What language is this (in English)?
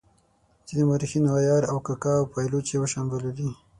Pashto